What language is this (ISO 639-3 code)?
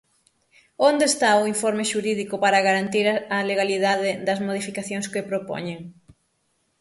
glg